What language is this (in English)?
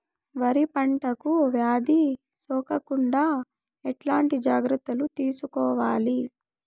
Telugu